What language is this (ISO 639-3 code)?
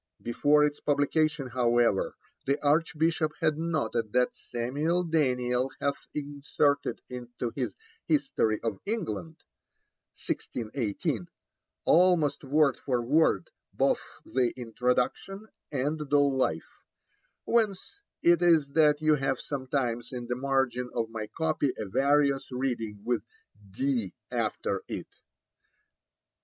eng